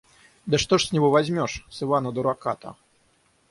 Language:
Russian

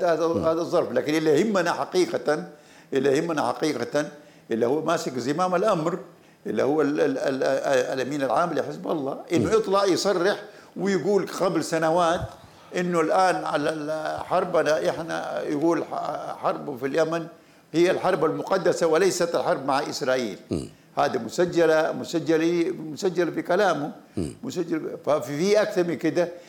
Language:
Arabic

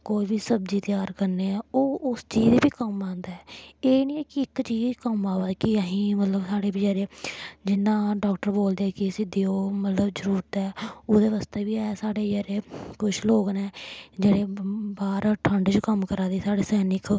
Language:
Dogri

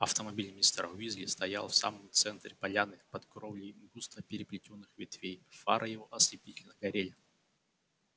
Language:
Russian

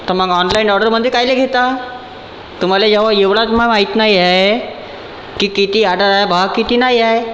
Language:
Marathi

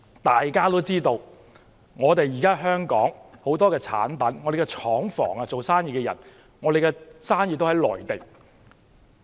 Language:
Cantonese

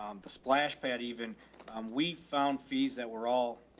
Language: English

